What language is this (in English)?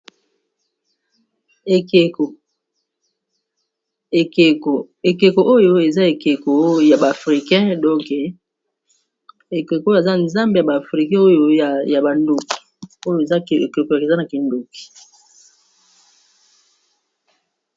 Lingala